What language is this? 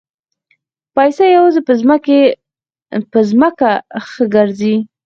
Pashto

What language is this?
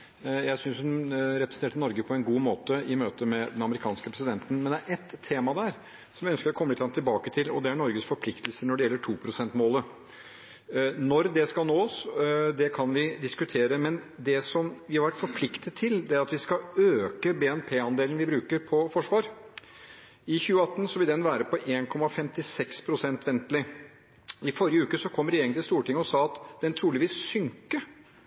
Norwegian Bokmål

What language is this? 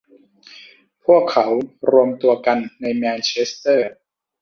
Thai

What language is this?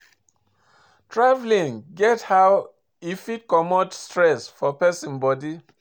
Nigerian Pidgin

